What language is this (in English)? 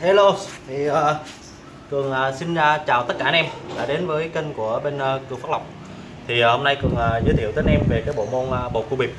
Vietnamese